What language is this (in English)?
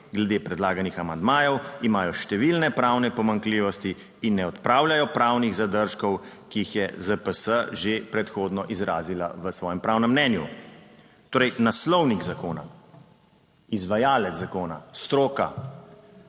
Slovenian